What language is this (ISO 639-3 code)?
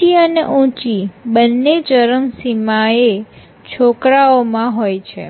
guj